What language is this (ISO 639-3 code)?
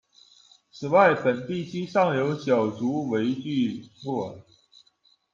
zho